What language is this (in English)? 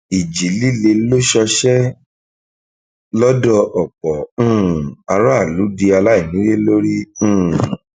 Yoruba